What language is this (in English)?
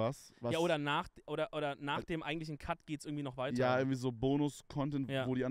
German